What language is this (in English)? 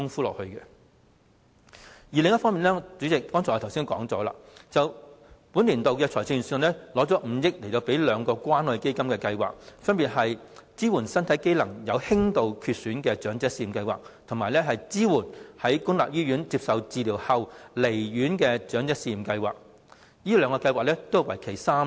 Cantonese